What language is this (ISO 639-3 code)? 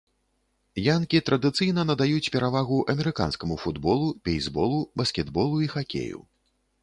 bel